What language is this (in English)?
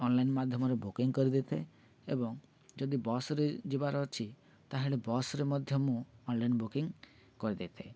Odia